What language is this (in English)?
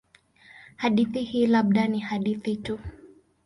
Swahili